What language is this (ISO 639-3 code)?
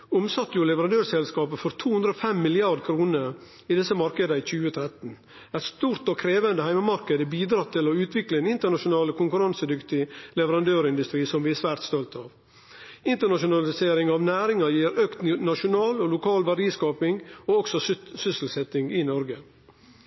nno